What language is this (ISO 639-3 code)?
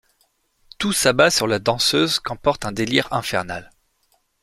fra